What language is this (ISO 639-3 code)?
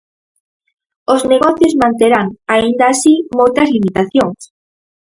glg